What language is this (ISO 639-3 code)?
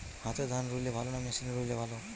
ben